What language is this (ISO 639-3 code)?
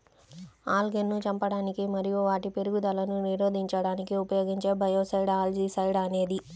tel